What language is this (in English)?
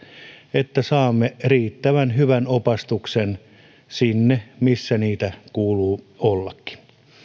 Finnish